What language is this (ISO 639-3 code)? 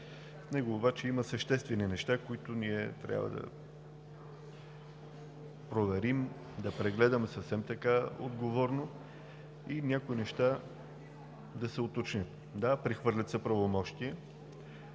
bul